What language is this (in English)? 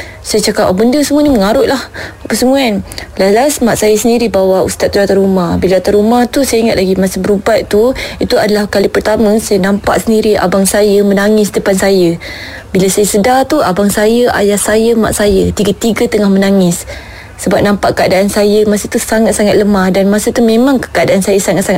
Malay